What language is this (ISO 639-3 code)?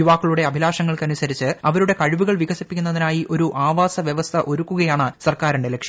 mal